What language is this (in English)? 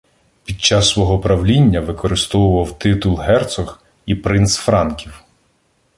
Ukrainian